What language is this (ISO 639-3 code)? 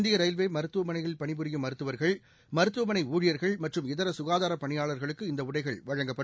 tam